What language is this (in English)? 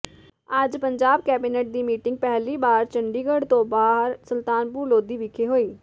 Punjabi